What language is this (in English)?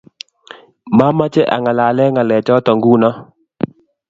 Kalenjin